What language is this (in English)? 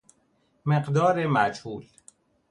Persian